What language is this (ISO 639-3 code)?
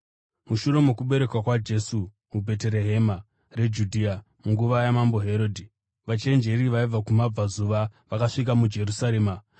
sna